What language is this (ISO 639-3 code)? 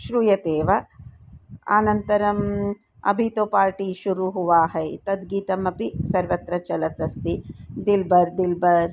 san